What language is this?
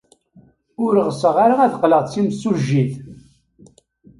Kabyle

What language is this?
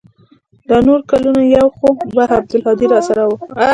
Pashto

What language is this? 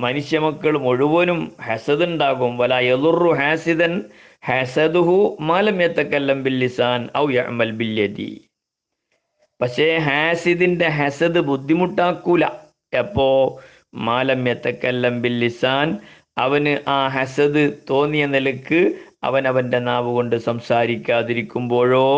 Malayalam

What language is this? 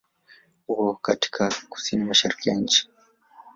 Swahili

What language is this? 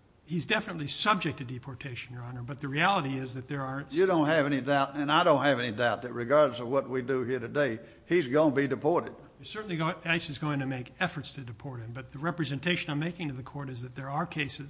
English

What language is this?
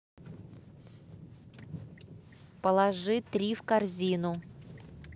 Russian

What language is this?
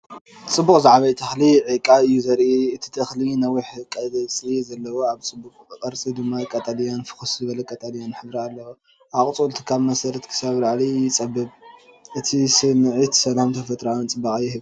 Tigrinya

